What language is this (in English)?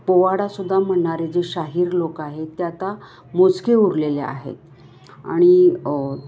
Marathi